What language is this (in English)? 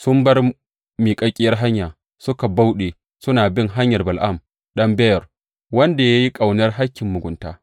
Hausa